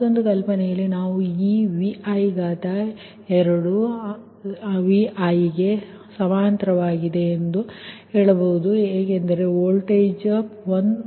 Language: Kannada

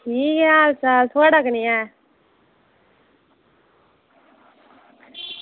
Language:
Dogri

